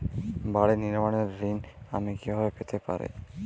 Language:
Bangla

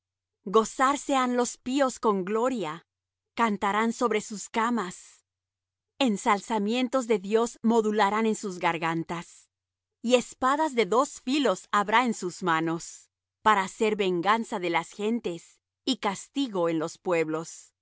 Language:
Spanish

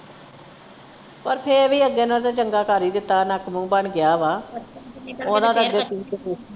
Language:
Punjabi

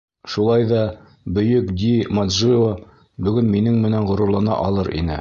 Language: Bashkir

